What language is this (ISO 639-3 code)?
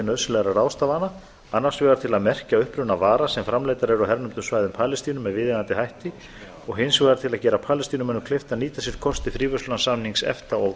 isl